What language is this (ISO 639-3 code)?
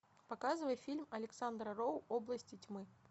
rus